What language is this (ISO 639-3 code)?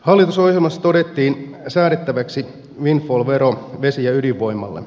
fin